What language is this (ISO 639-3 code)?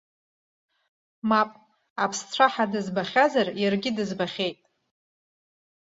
abk